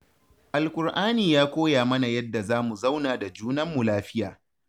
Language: Hausa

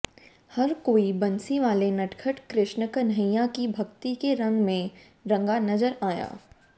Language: Hindi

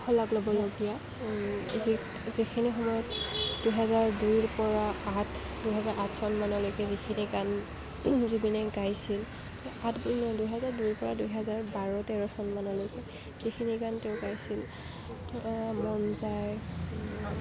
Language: Assamese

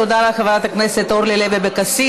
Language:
Hebrew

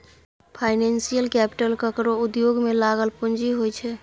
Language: Maithili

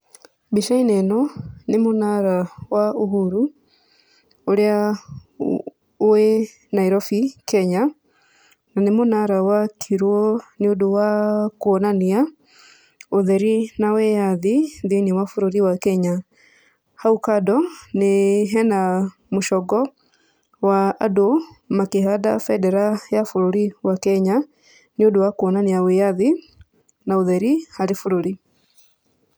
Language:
Kikuyu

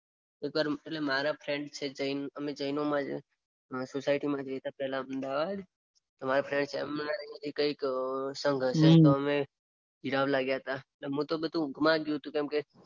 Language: Gujarati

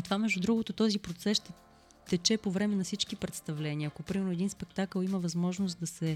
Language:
Bulgarian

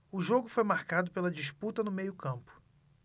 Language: Portuguese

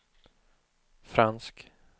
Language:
Swedish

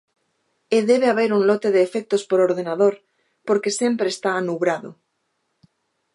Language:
Galician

